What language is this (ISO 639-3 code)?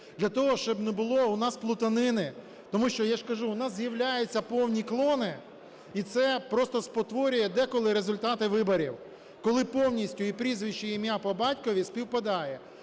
ukr